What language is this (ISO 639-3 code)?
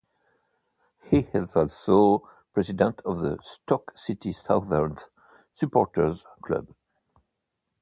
eng